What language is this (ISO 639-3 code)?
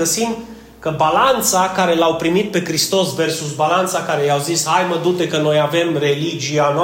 ron